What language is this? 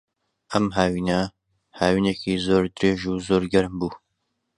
Central Kurdish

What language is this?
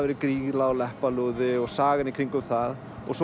Icelandic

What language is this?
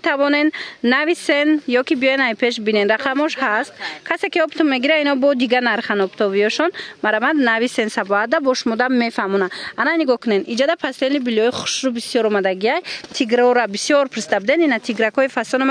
Persian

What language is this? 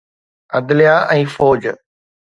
Sindhi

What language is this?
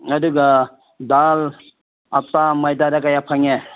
Manipuri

